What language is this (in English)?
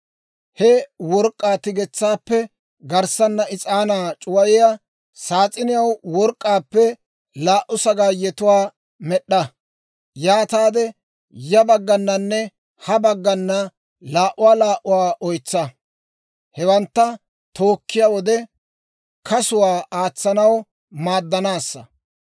Dawro